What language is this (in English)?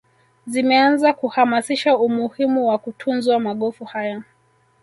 Swahili